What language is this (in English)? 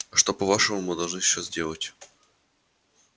Russian